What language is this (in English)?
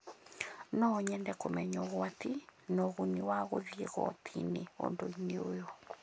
Kikuyu